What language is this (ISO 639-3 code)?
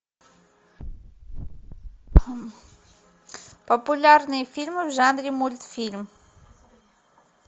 rus